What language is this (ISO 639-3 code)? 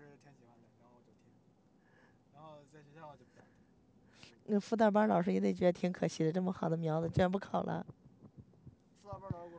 zho